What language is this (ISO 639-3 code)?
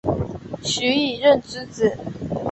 zho